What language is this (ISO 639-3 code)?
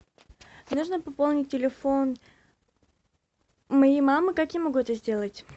rus